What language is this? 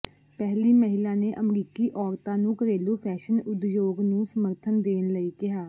Punjabi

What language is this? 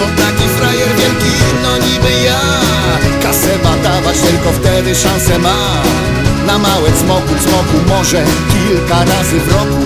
Polish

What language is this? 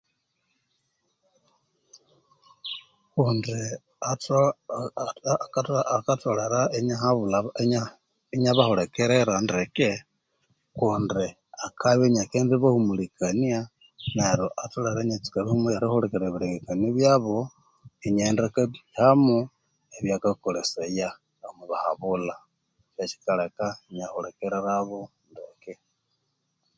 Konzo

